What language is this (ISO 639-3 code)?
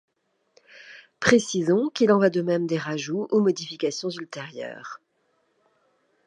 fra